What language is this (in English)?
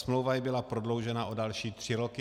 Czech